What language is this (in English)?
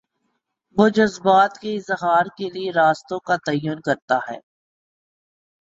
Urdu